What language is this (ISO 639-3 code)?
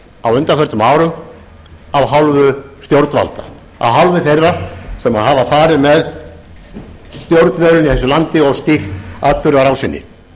isl